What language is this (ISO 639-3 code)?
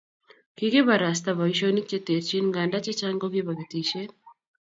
kln